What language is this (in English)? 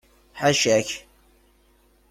Kabyle